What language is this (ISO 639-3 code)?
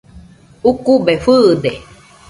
hux